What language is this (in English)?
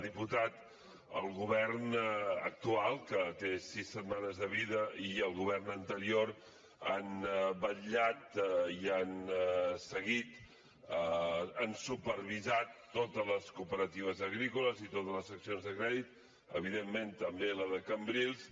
Catalan